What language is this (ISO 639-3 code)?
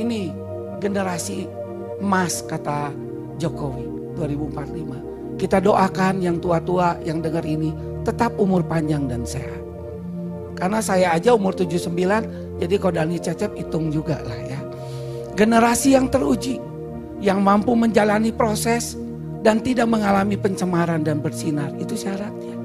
ind